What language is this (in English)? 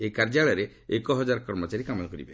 Odia